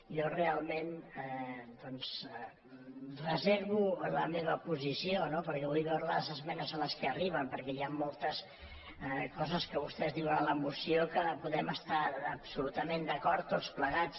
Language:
Catalan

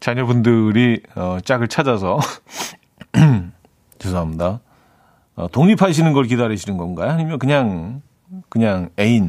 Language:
Korean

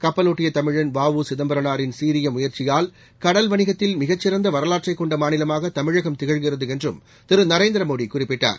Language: Tamil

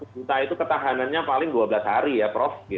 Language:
Indonesian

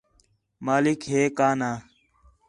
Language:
Khetrani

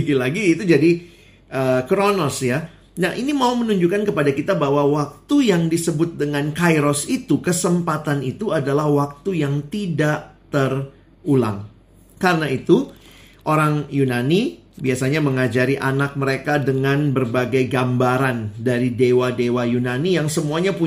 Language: Indonesian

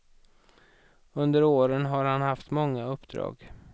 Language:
Swedish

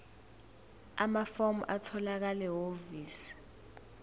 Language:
Zulu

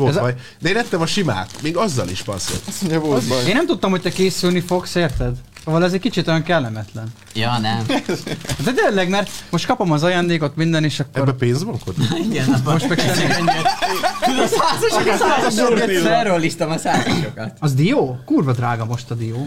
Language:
Hungarian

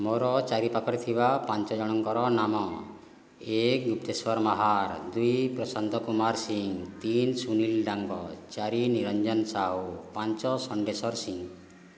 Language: Odia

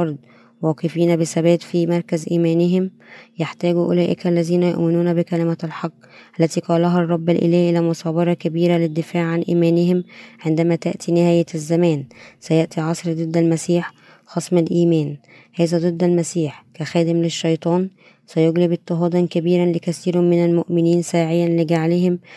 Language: Arabic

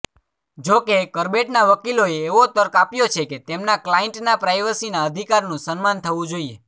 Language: Gujarati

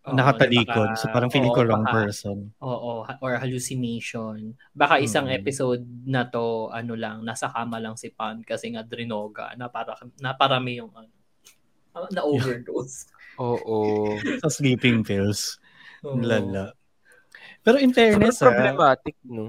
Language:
Filipino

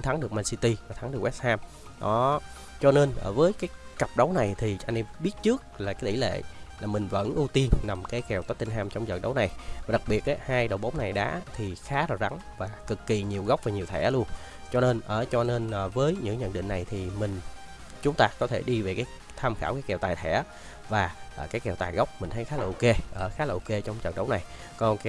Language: Vietnamese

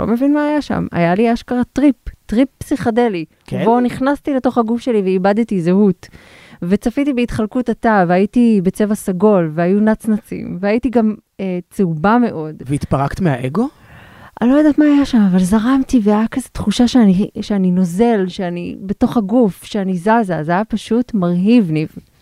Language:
Hebrew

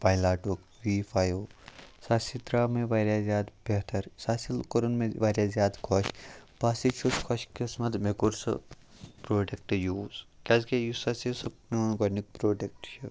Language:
Kashmiri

